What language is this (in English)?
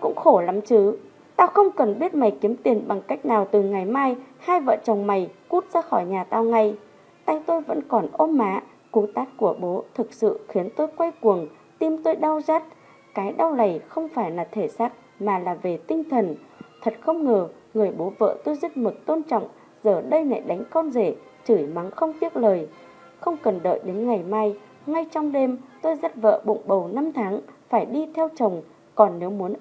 Vietnamese